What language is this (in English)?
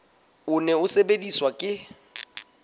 Southern Sotho